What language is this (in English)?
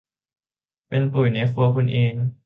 Thai